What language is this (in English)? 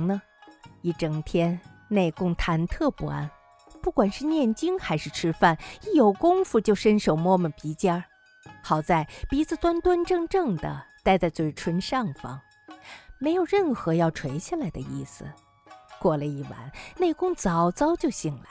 Chinese